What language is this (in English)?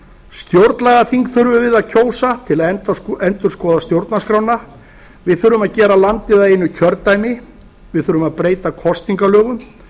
Icelandic